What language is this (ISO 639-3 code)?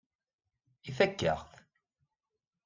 kab